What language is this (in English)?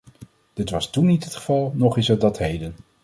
Dutch